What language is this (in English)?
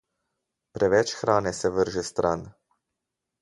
Slovenian